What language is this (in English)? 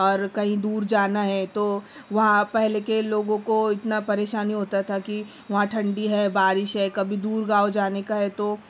Urdu